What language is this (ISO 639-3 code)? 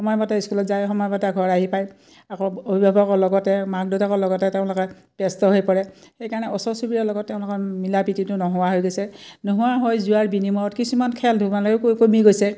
asm